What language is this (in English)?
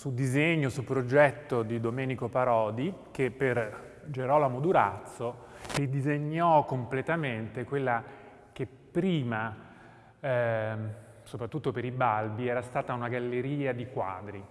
Italian